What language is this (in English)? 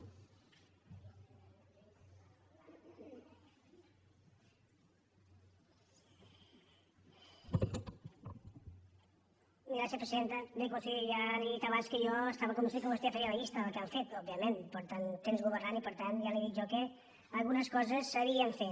Catalan